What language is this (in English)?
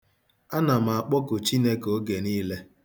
Igbo